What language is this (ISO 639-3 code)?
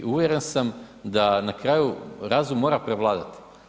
hrv